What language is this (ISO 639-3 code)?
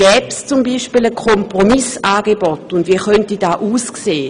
gsw